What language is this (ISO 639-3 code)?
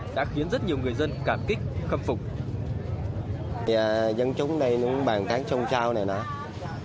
vie